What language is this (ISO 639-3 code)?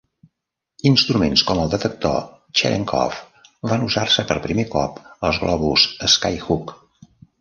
cat